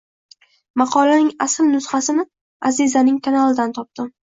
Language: Uzbek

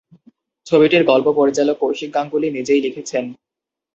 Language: Bangla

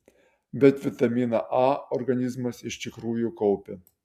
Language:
Lithuanian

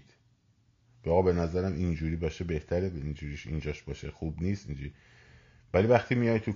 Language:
Persian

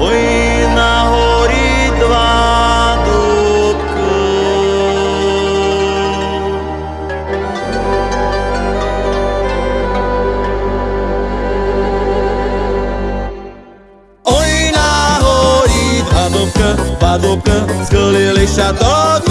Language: Slovak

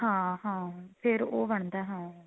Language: Punjabi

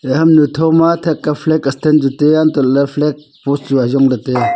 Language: Wancho Naga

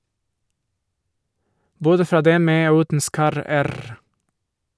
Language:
Norwegian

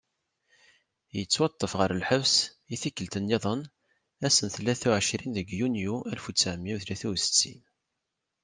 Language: Kabyle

